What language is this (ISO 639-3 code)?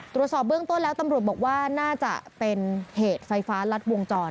tha